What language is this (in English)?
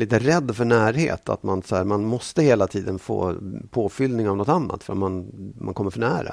Swedish